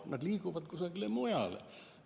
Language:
Estonian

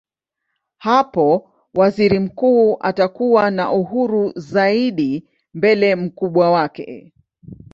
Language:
Swahili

